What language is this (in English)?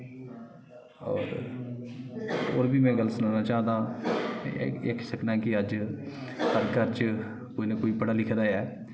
Dogri